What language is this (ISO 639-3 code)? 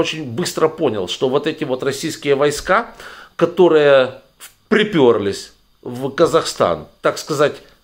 rus